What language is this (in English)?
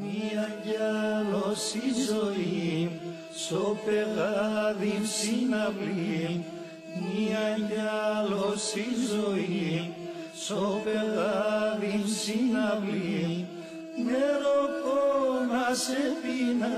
Greek